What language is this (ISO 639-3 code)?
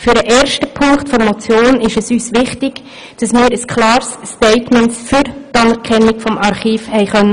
gsw